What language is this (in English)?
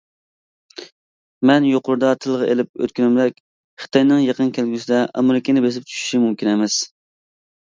Uyghur